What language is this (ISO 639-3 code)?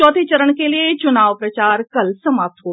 hin